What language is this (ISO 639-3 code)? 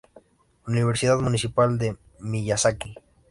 spa